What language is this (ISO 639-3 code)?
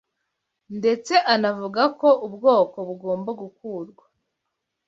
kin